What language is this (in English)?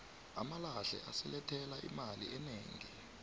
South Ndebele